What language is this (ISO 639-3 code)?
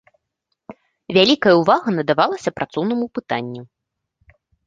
bel